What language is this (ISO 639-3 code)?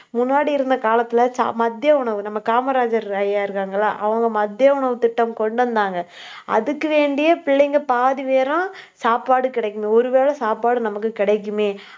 tam